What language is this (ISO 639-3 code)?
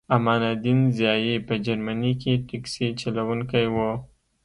pus